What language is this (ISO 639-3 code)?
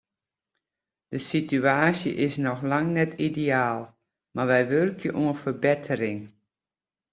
fry